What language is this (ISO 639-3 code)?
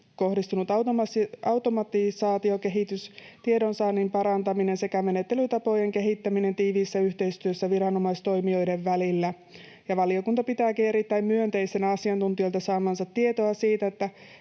fin